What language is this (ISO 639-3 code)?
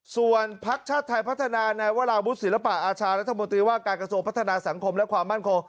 tha